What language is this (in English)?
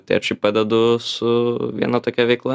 Lithuanian